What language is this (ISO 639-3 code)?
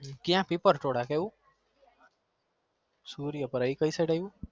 guj